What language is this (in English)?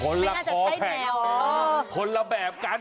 Thai